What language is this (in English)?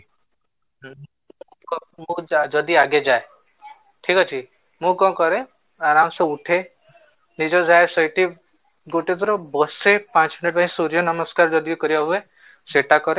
Odia